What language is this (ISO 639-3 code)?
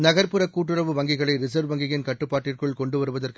tam